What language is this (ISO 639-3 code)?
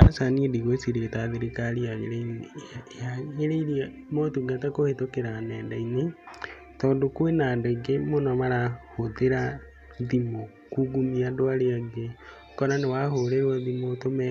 kik